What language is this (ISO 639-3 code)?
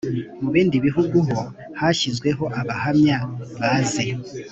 kin